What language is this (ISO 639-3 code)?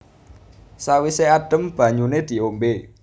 jav